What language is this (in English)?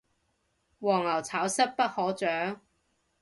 Cantonese